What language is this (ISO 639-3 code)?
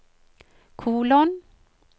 nor